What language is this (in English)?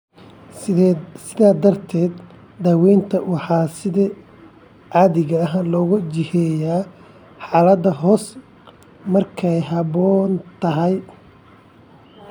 Somali